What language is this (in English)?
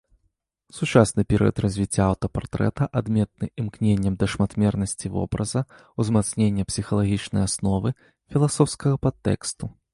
Belarusian